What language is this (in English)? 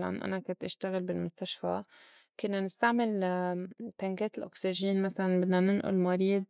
North Levantine Arabic